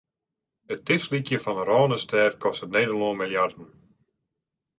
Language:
Western Frisian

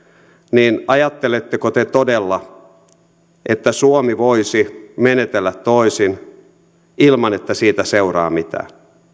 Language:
Finnish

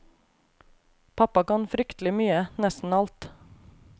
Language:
Norwegian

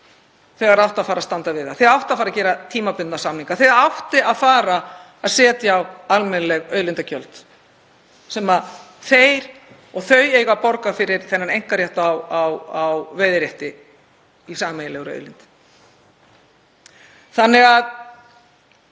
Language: Icelandic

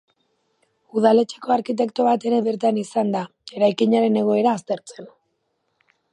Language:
Basque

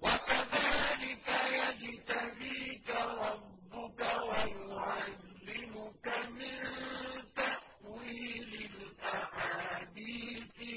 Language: Arabic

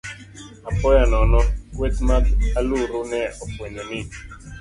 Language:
Luo (Kenya and Tanzania)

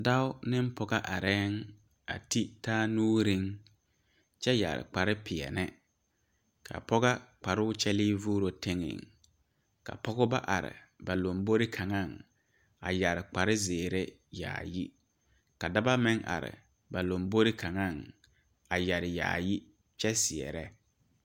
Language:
Southern Dagaare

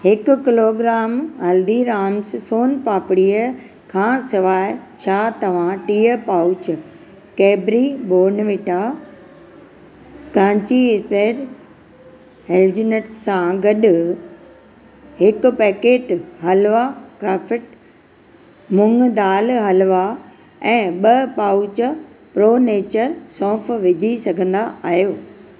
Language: Sindhi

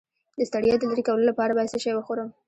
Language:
Pashto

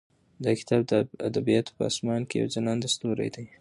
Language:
Pashto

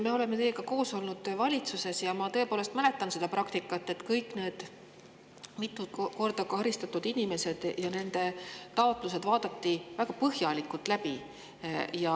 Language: Estonian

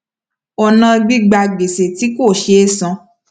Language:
Yoruba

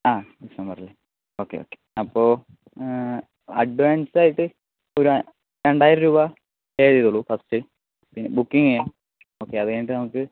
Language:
Malayalam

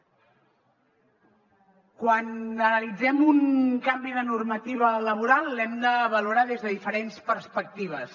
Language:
Catalan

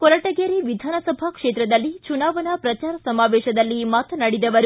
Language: Kannada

